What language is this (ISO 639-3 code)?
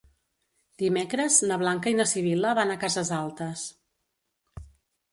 cat